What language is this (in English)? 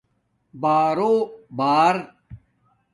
Domaaki